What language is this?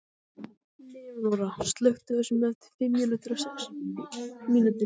Icelandic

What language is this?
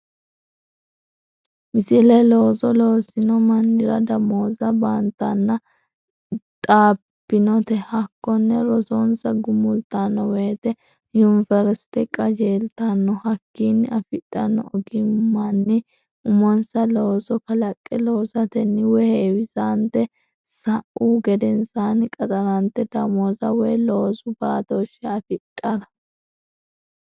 Sidamo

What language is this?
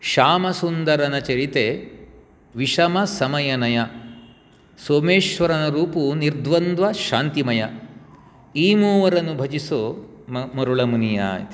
Sanskrit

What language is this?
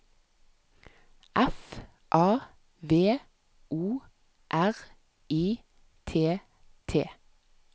Norwegian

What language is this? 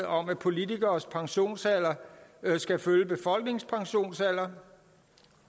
Danish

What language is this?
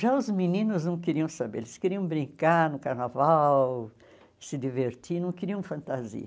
Portuguese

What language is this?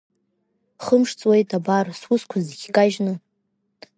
Abkhazian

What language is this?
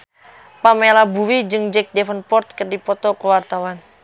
Sundanese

